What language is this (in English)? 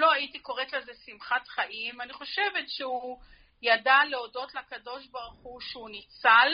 Hebrew